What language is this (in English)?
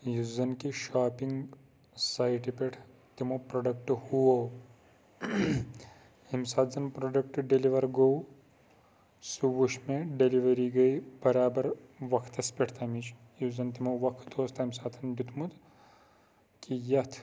Kashmiri